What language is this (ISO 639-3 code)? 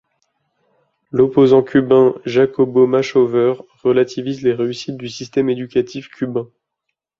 fra